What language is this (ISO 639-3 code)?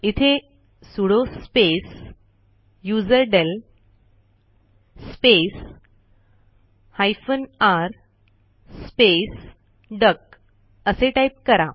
mar